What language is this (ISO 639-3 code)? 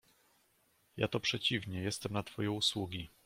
pol